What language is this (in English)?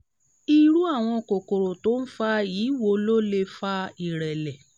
Yoruba